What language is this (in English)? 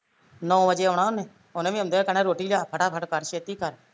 Punjabi